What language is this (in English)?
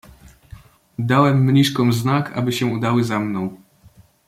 Polish